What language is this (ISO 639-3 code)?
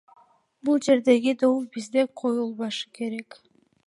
kir